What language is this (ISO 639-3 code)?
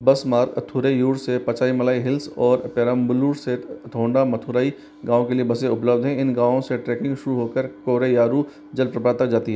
hin